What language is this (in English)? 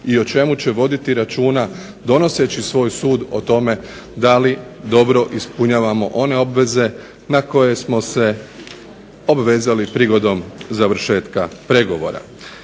Croatian